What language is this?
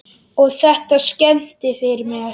Icelandic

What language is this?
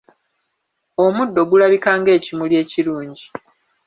Ganda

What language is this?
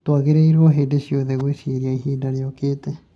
Kikuyu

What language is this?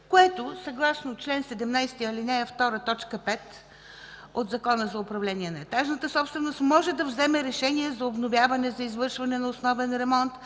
Bulgarian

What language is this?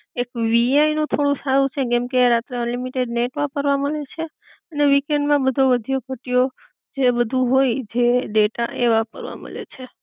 Gujarati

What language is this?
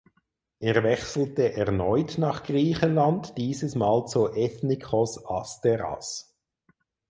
German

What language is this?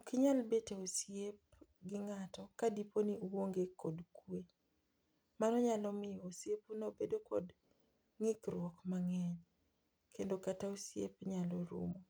Luo (Kenya and Tanzania)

